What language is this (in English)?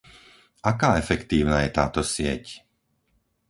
Slovak